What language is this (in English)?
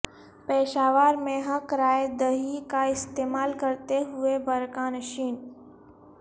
Urdu